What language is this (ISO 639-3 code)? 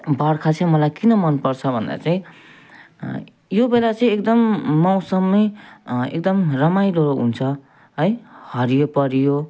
nep